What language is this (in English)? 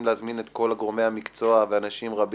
Hebrew